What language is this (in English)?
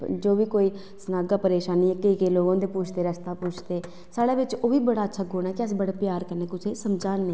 Dogri